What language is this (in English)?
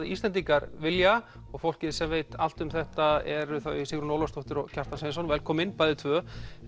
Icelandic